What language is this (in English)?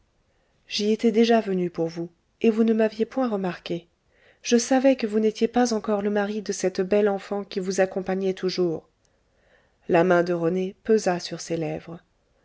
French